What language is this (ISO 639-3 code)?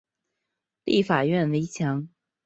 zho